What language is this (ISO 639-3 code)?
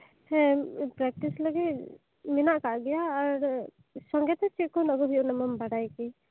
sat